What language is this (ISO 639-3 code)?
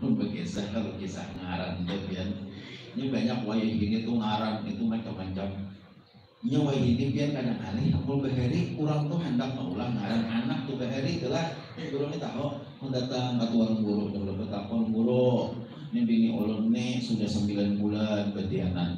ind